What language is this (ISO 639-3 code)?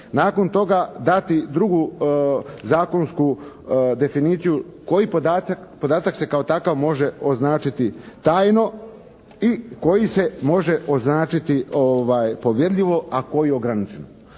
hrv